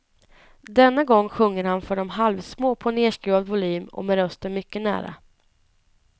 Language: Swedish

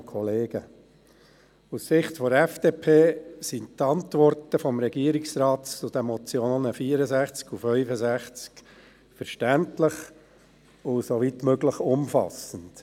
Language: Swiss German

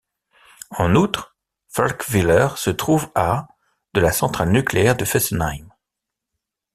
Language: French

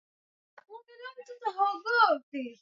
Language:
Swahili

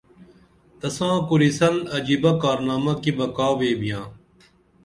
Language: Dameli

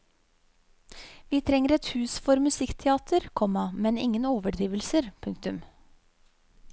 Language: Norwegian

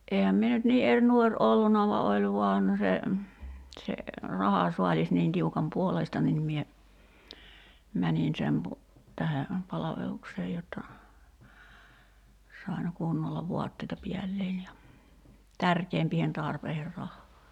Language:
Finnish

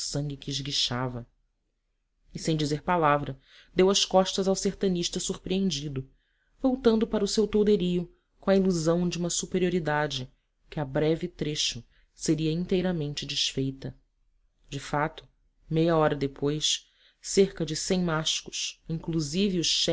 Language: Portuguese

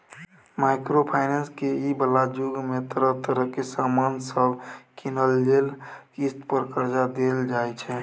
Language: Maithili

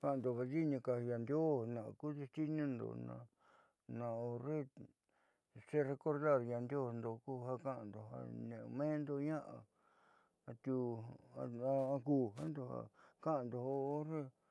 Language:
Southeastern Nochixtlán Mixtec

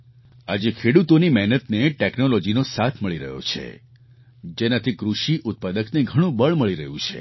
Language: Gujarati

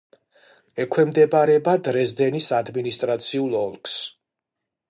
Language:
Georgian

